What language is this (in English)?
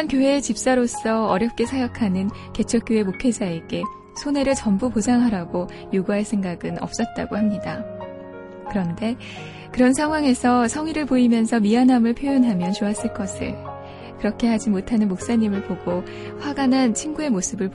Korean